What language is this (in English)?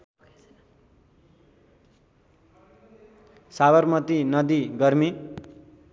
Nepali